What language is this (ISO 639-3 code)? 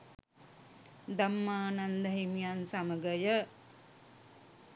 sin